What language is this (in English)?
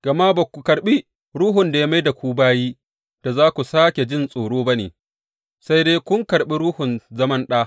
Hausa